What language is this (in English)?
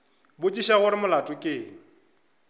Northern Sotho